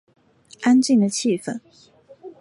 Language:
Chinese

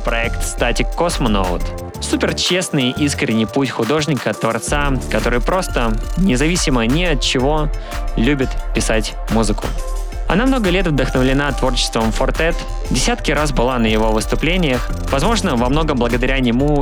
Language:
Russian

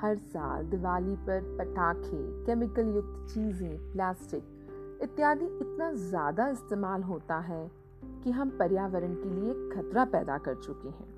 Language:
Hindi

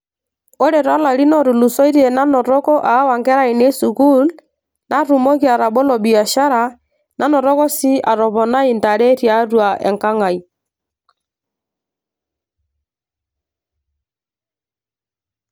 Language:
Masai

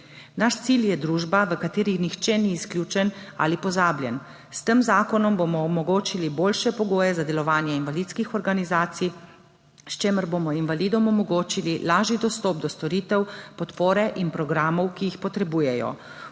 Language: Slovenian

